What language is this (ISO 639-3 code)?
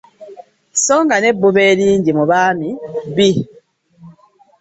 lug